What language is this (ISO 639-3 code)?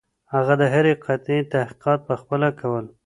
pus